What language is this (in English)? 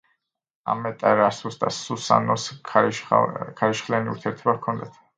Georgian